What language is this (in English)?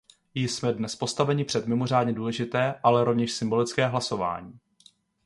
Czech